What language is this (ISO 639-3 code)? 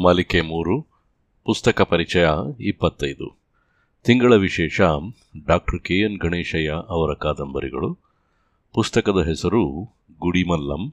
kan